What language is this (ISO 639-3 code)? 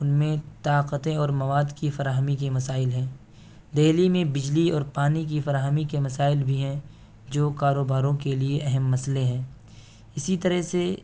urd